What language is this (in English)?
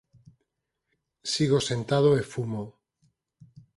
Galician